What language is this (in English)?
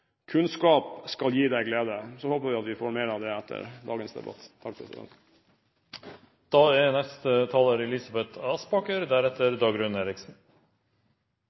Norwegian Bokmål